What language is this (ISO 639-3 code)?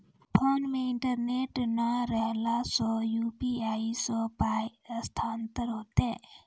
mai